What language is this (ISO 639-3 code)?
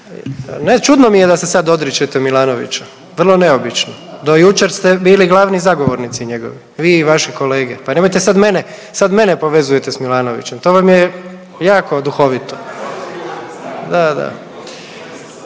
hrv